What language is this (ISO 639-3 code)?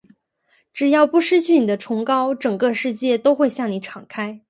zho